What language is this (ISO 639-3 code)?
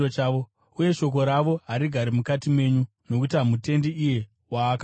sna